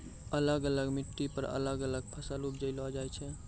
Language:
Maithili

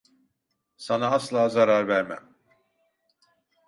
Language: Turkish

